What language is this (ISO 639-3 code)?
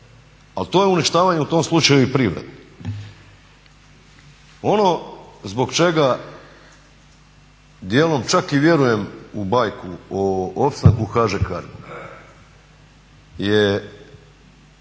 hrv